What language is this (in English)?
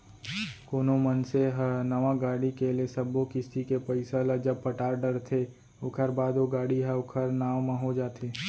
Chhattisgarhi